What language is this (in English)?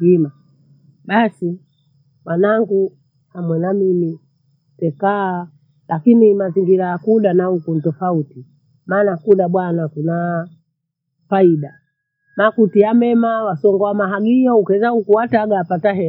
Bondei